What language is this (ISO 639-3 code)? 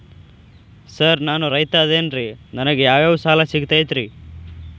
kan